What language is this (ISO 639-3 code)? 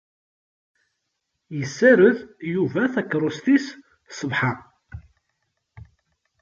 kab